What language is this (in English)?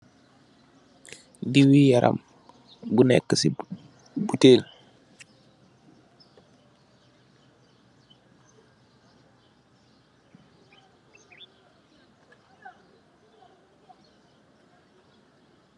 Wolof